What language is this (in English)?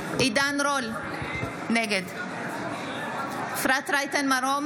Hebrew